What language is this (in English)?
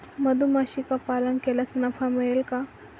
Marathi